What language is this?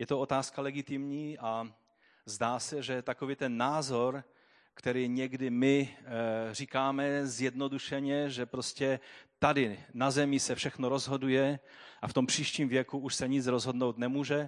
Czech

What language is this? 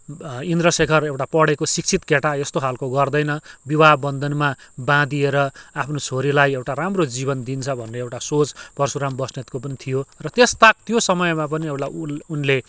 Nepali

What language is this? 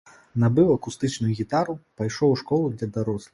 Belarusian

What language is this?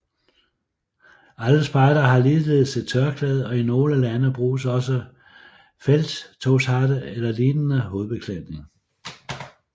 Danish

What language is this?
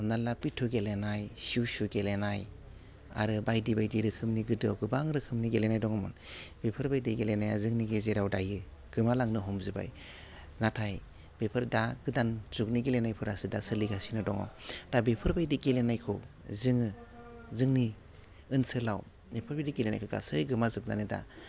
Bodo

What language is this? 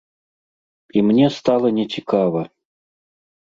Belarusian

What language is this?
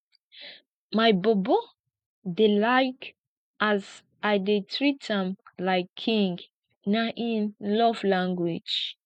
Nigerian Pidgin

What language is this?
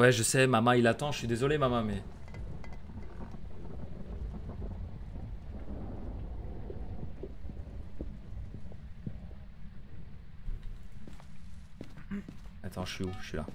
French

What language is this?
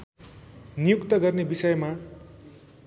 Nepali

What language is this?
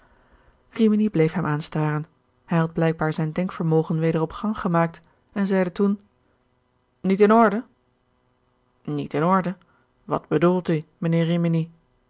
Dutch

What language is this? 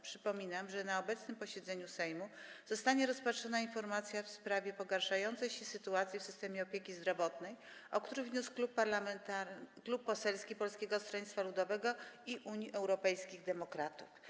Polish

